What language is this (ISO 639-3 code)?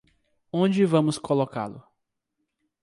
por